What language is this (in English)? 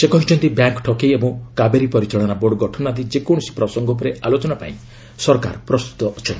Odia